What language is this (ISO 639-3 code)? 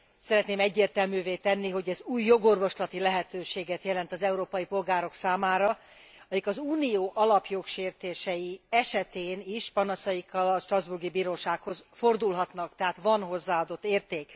hun